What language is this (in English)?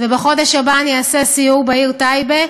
Hebrew